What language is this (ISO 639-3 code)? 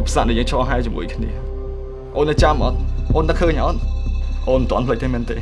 vie